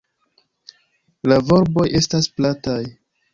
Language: Esperanto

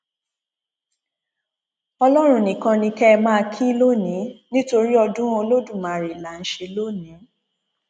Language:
Yoruba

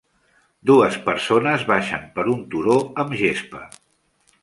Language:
Catalan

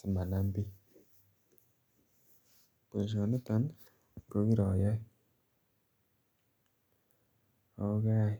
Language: Kalenjin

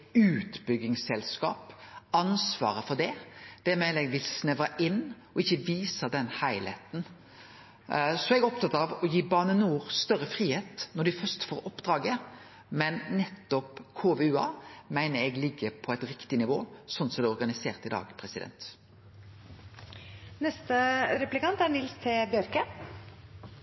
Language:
Norwegian Nynorsk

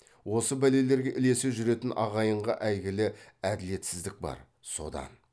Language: Kazakh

